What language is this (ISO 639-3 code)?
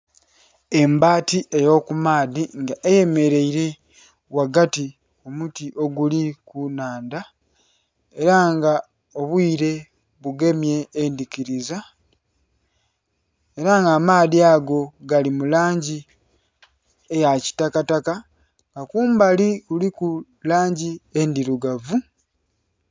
xog